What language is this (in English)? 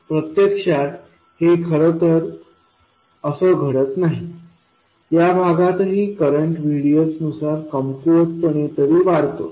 Marathi